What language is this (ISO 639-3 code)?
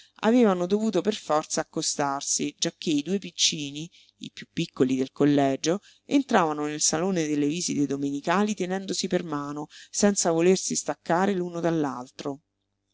ita